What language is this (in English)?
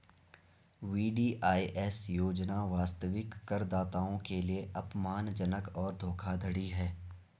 Hindi